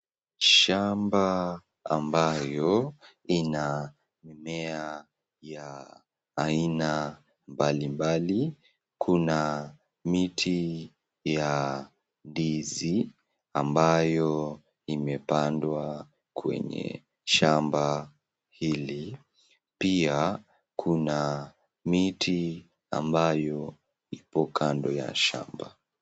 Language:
Swahili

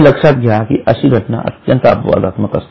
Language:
Marathi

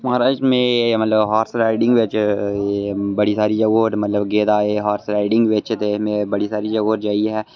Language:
Dogri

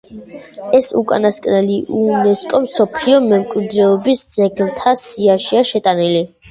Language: Georgian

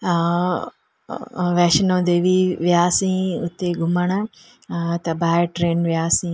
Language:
Sindhi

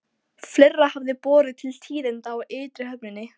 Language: Icelandic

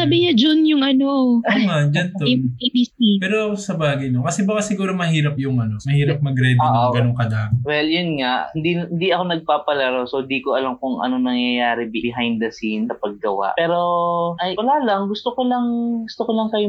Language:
Filipino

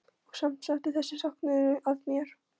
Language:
Icelandic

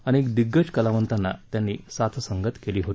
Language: Marathi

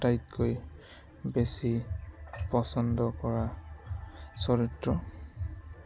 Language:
Assamese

